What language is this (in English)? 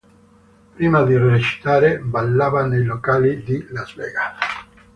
Italian